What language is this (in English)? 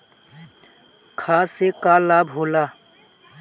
Bhojpuri